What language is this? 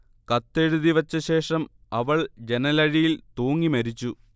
Malayalam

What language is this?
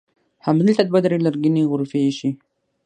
Pashto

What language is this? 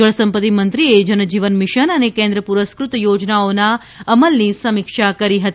Gujarati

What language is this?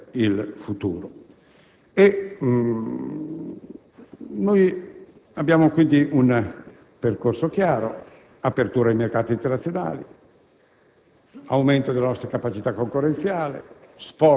Italian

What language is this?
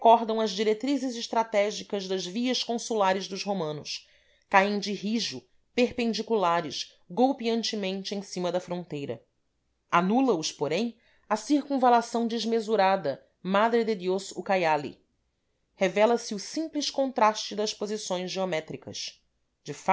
Portuguese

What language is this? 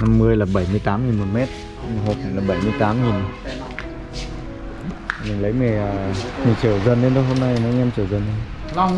Vietnamese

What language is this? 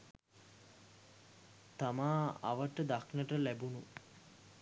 Sinhala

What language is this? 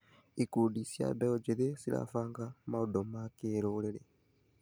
Kikuyu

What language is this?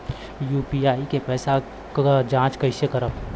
Bhojpuri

